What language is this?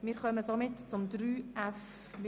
Swiss German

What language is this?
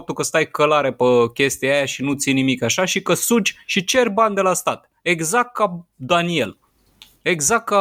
Romanian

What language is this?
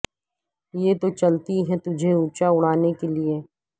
Urdu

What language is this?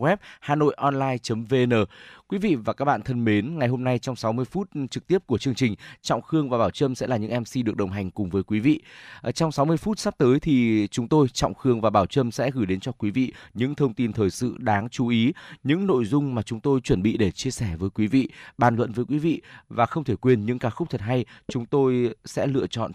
Vietnamese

